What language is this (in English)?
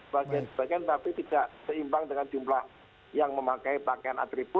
Indonesian